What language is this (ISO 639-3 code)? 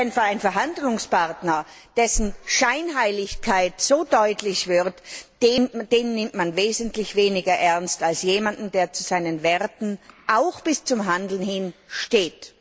deu